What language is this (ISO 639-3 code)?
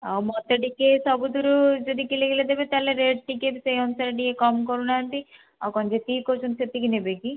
ori